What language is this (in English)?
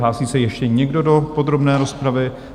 Czech